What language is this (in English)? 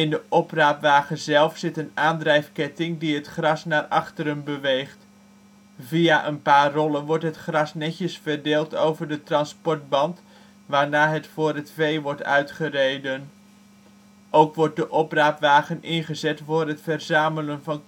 Dutch